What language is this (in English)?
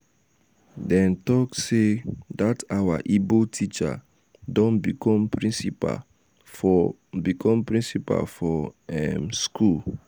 Nigerian Pidgin